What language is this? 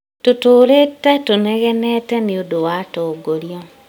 Kikuyu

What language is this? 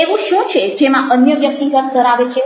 Gujarati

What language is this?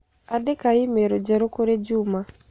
Kikuyu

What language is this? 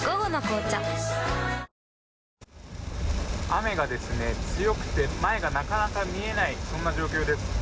Japanese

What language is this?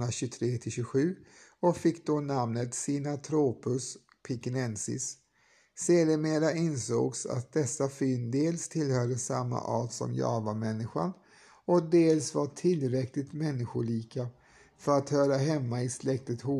Swedish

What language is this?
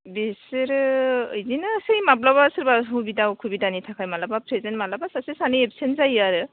Bodo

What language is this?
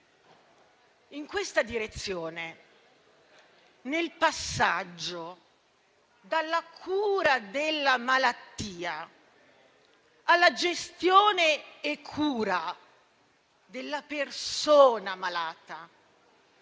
Italian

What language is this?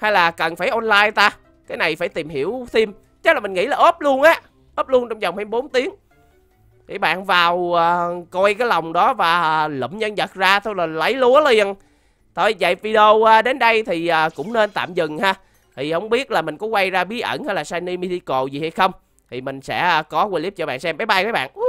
Vietnamese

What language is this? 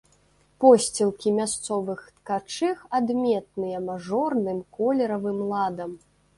Belarusian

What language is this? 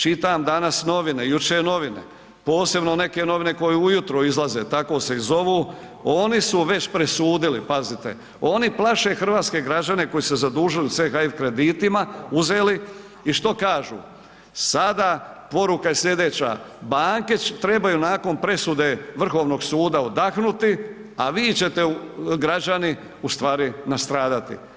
Croatian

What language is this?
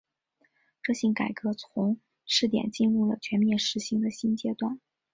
Chinese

